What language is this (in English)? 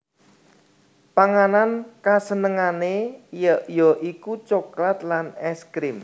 Javanese